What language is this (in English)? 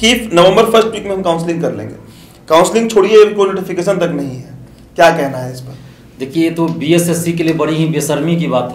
Hindi